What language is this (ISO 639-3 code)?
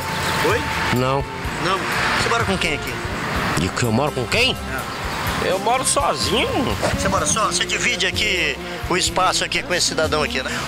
por